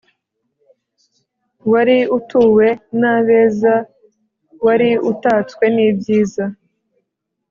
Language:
Kinyarwanda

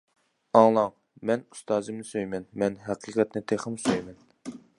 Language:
Uyghur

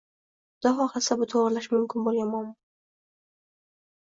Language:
Uzbek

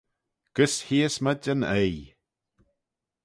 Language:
Manx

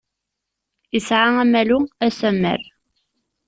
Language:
Kabyle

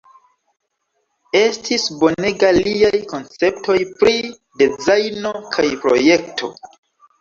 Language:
Esperanto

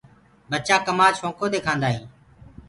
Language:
Gurgula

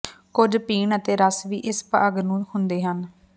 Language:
Punjabi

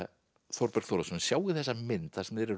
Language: Icelandic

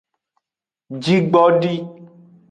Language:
Aja (Benin)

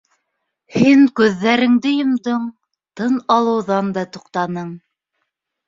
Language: Bashkir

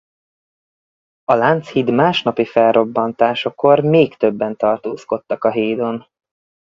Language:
Hungarian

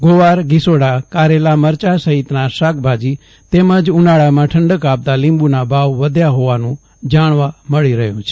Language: Gujarati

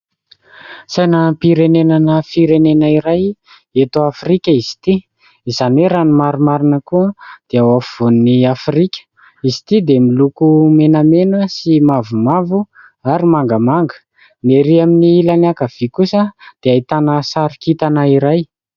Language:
Malagasy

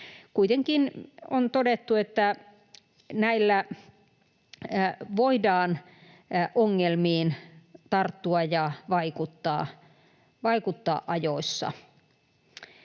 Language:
Finnish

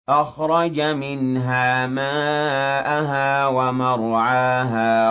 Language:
Arabic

